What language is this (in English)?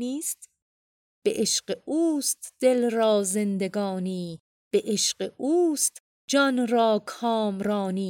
Persian